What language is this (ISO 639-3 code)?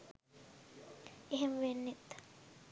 sin